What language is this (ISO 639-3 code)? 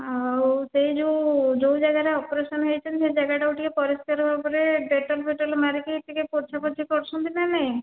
ori